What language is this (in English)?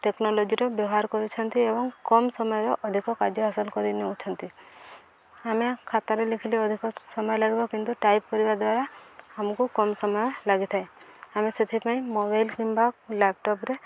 Odia